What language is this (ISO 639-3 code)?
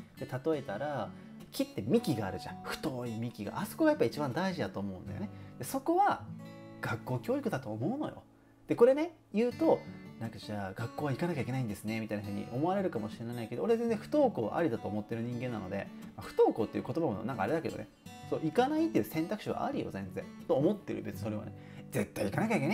jpn